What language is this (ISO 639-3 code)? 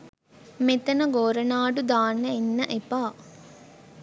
sin